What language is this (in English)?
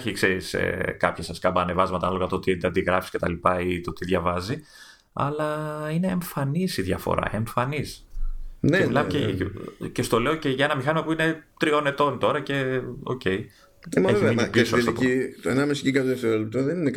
Greek